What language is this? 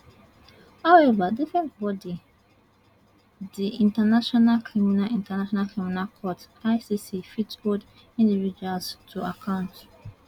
Nigerian Pidgin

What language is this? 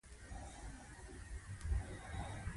Pashto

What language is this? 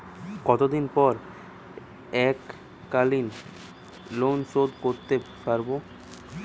Bangla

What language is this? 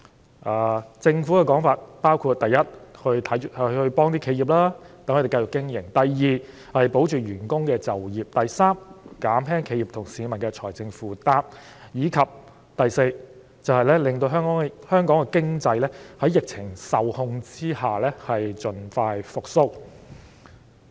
Cantonese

